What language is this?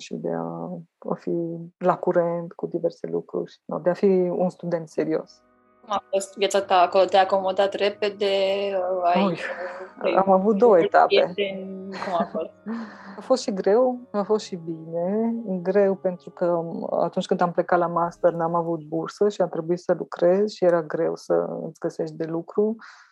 Romanian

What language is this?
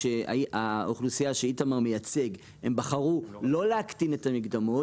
Hebrew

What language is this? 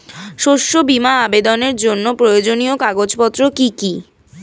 Bangla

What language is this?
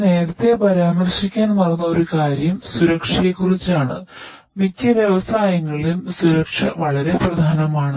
Malayalam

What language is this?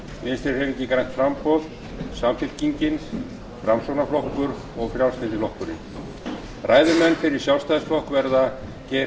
Icelandic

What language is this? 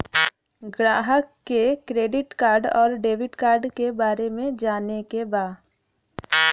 Bhojpuri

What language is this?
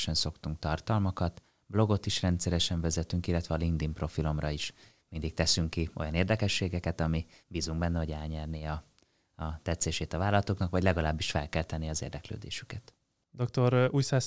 Hungarian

